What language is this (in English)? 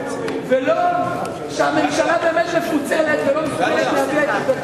Hebrew